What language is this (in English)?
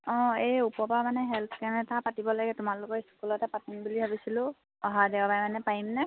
Assamese